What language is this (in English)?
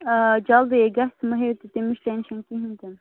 Kashmiri